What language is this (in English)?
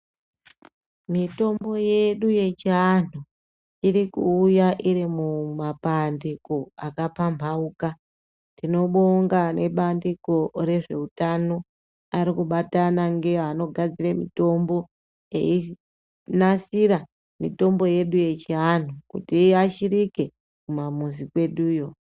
Ndau